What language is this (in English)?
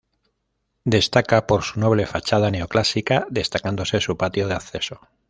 Spanish